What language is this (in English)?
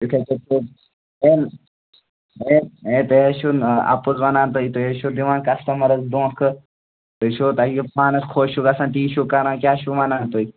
Kashmiri